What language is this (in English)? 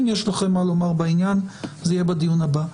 Hebrew